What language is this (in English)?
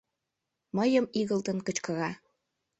Mari